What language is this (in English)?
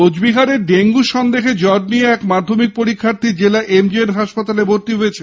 Bangla